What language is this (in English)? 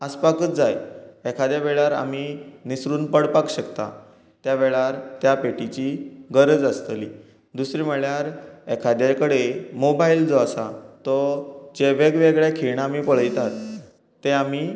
Konkani